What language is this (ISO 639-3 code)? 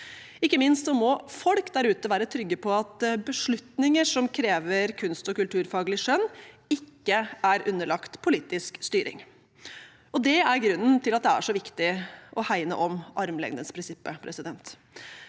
nor